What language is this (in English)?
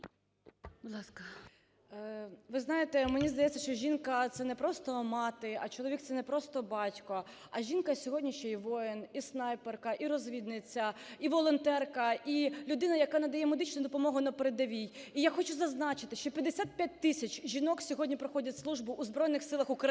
Ukrainian